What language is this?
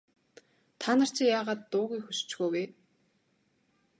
Mongolian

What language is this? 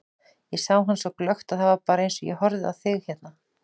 Icelandic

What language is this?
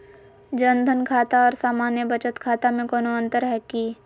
Magahi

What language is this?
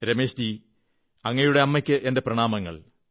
Malayalam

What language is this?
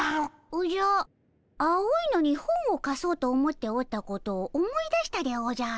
Japanese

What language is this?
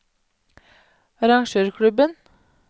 Norwegian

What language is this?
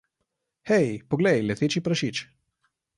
Slovenian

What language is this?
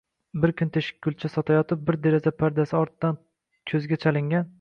Uzbek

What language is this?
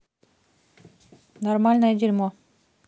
Russian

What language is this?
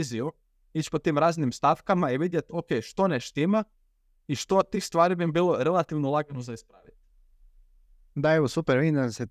Croatian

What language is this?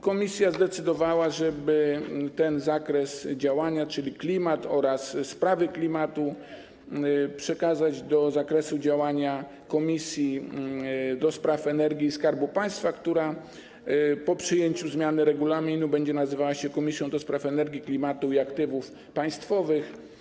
Polish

